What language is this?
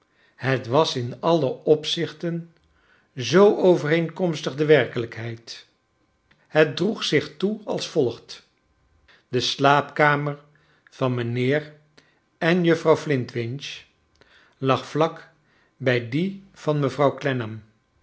Dutch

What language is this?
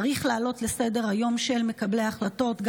Hebrew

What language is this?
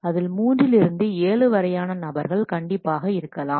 Tamil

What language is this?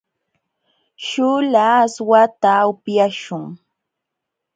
Jauja Wanca Quechua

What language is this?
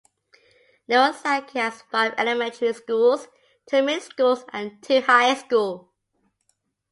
English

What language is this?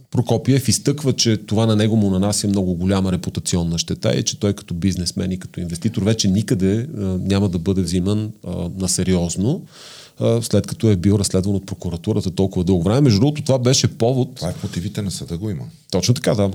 Bulgarian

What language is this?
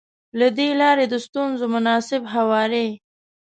Pashto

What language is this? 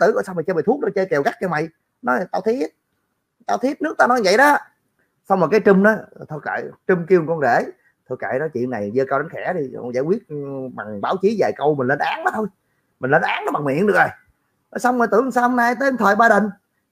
Vietnamese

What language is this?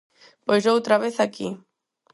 Galician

